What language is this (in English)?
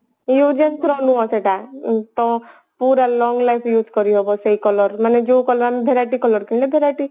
Odia